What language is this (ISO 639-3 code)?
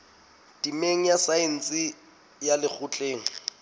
sot